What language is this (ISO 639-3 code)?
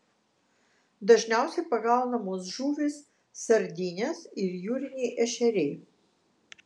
lit